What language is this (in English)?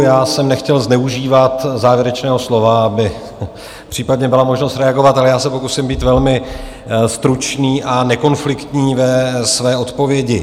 Czech